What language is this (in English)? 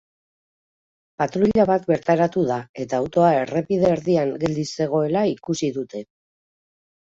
Basque